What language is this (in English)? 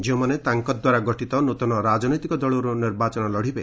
Odia